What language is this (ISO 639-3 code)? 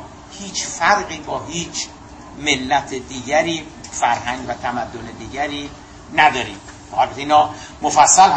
fas